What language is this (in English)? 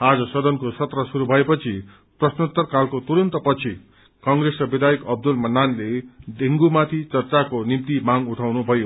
Nepali